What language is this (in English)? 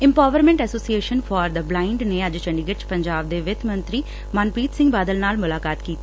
Punjabi